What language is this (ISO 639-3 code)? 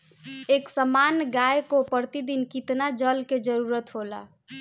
bho